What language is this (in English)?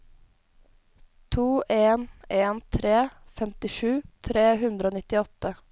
Norwegian